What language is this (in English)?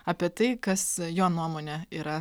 Lithuanian